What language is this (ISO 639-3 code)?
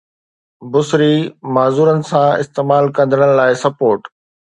snd